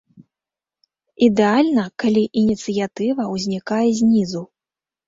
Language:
Belarusian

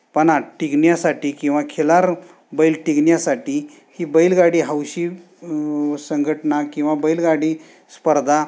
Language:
Marathi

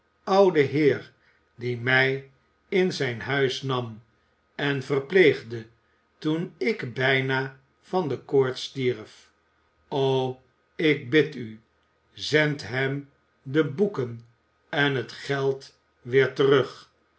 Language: Dutch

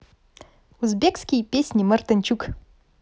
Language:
Russian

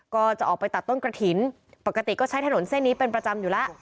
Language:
Thai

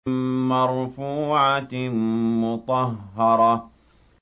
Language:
Arabic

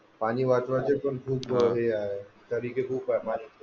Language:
Marathi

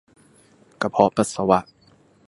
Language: Thai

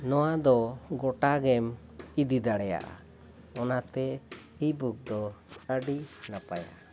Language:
Santali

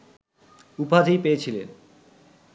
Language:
Bangla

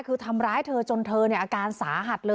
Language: Thai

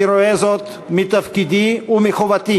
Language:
Hebrew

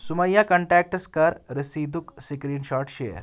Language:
Kashmiri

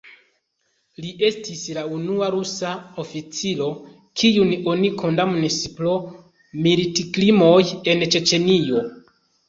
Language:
Esperanto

